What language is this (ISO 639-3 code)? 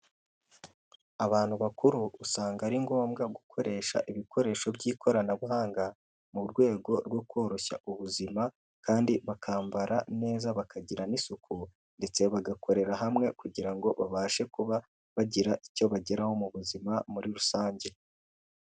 kin